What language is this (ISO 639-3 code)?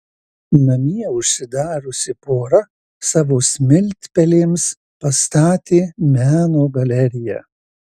lit